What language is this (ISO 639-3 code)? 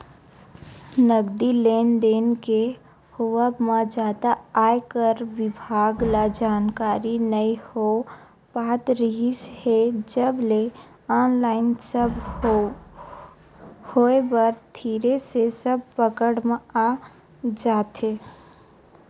hne